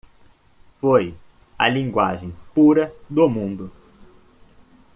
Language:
Portuguese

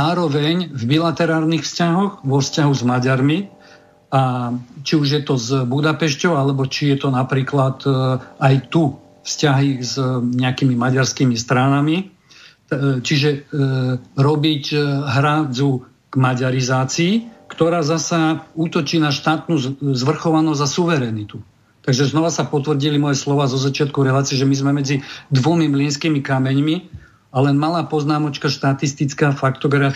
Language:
Slovak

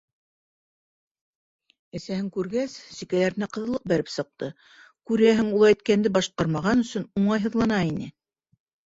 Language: Bashkir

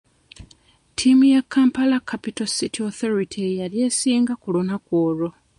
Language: Ganda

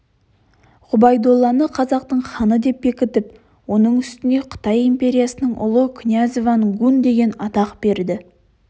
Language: Kazakh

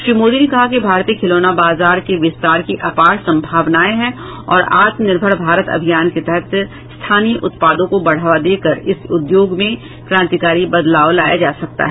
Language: Hindi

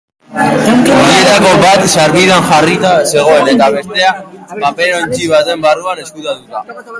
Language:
Basque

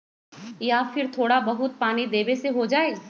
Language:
Magahi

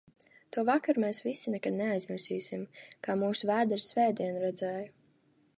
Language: Latvian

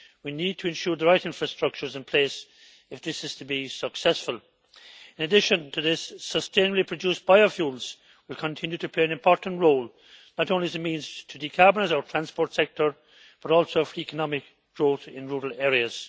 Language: English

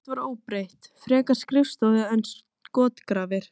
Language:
Icelandic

